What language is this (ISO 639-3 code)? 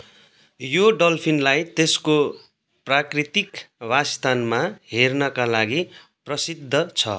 nep